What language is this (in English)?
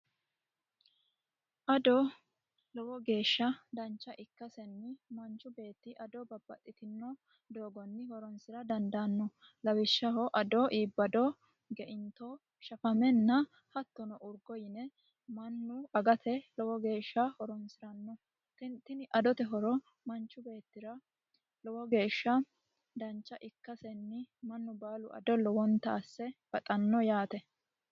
Sidamo